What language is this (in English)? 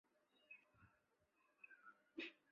Chinese